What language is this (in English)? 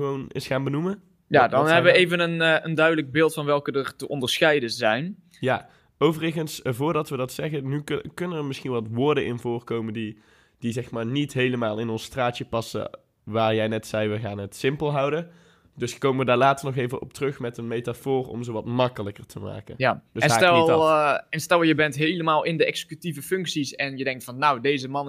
Dutch